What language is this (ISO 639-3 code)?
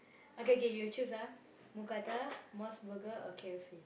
eng